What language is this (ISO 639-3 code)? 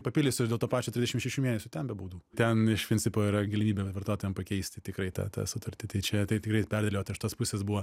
lit